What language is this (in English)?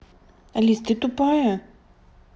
Russian